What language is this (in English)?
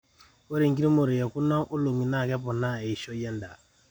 Masai